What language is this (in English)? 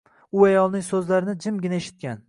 Uzbek